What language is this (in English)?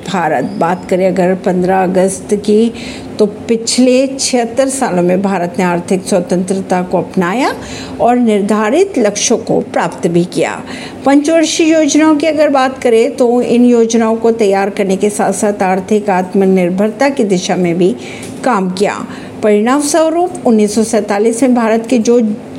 Hindi